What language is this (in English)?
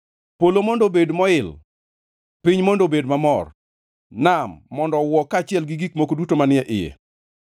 Luo (Kenya and Tanzania)